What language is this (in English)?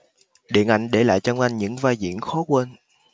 Vietnamese